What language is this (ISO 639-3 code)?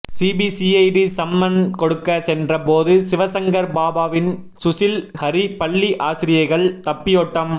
tam